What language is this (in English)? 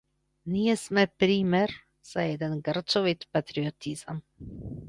Macedonian